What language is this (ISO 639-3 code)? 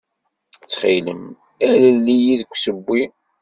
kab